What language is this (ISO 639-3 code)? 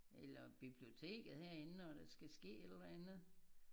dan